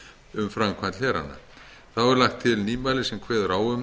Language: Icelandic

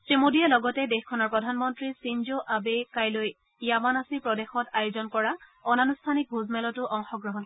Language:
Assamese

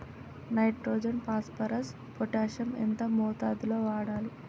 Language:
Telugu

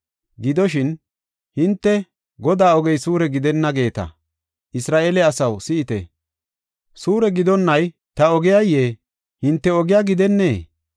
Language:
Gofa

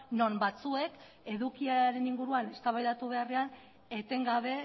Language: Basque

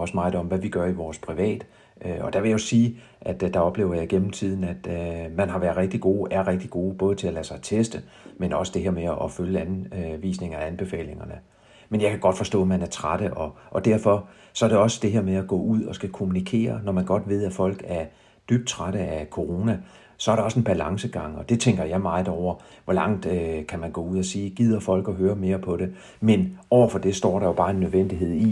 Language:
Danish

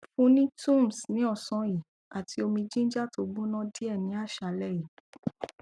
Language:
Yoruba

